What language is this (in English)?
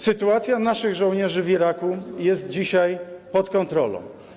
Polish